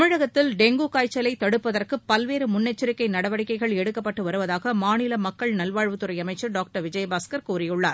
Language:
Tamil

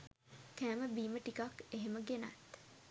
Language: Sinhala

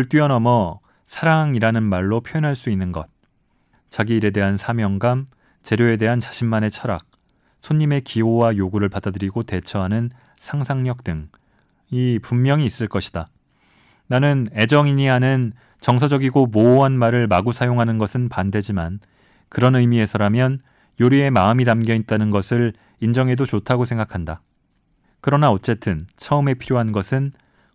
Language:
Korean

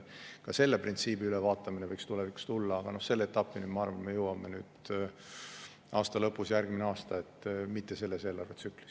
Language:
Estonian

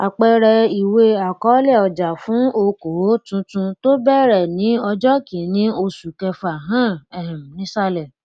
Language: Yoruba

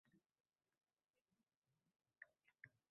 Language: Uzbek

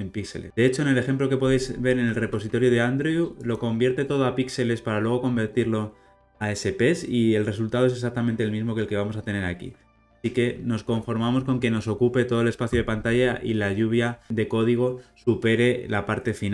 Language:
Spanish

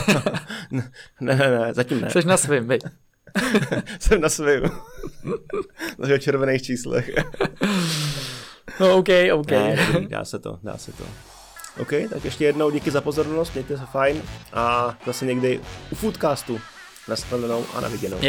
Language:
Czech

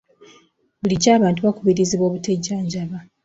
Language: Ganda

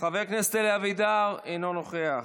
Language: Hebrew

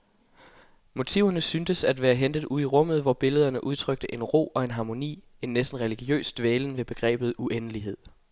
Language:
Danish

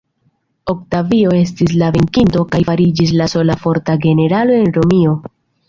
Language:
Esperanto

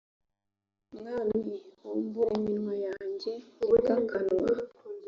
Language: Kinyarwanda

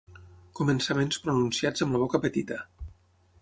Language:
Catalan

